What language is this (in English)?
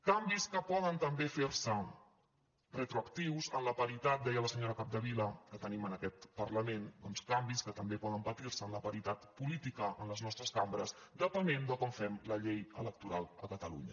Catalan